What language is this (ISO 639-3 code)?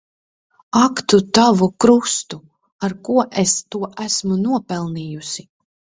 lav